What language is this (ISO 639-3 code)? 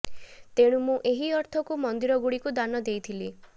ori